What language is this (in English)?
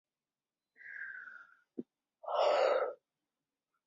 Chinese